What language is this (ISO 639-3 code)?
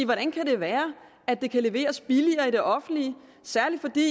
dan